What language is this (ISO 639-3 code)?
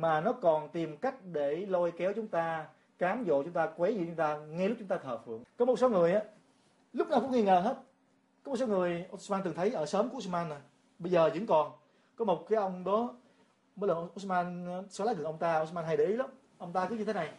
vie